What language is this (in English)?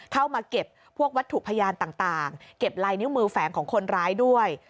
Thai